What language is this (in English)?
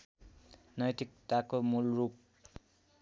Nepali